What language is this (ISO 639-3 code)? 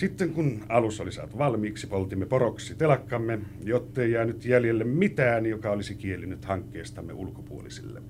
fin